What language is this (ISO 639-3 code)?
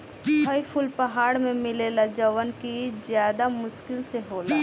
bho